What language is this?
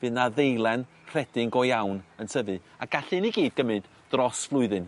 Welsh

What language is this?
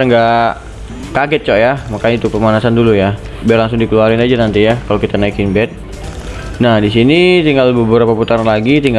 Indonesian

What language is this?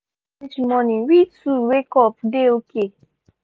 Nigerian Pidgin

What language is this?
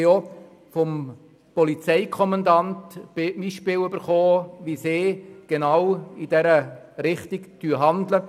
Swiss German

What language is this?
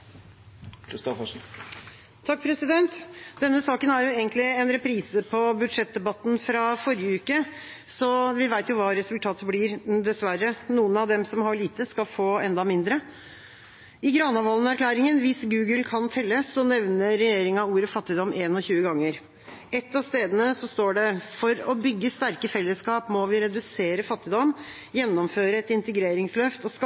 Norwegian Bokmål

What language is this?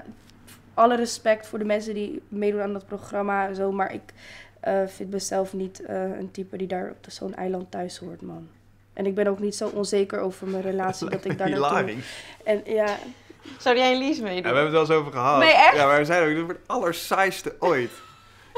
Dutch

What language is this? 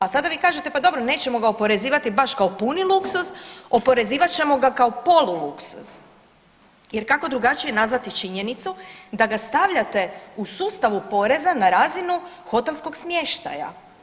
Croatian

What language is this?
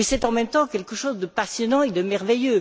French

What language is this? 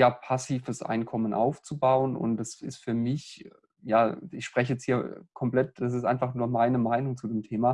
German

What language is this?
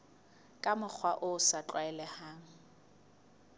Southern Sotho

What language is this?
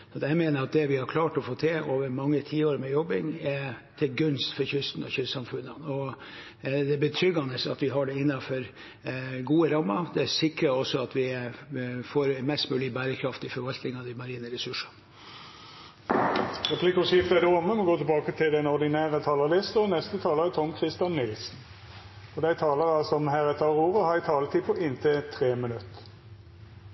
Norwegian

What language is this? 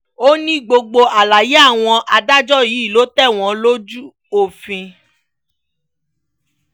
Yoruba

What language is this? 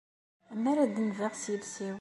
Kabyle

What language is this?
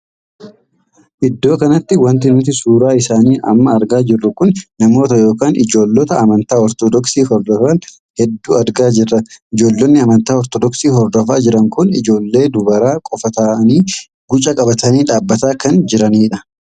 Oromo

